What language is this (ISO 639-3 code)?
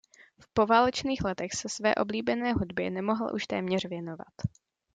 ces